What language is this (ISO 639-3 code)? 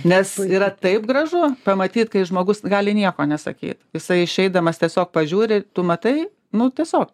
lit